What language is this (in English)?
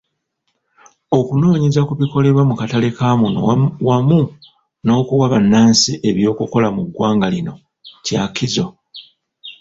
Ganda